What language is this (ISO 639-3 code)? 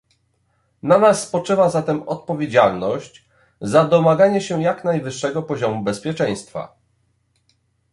pol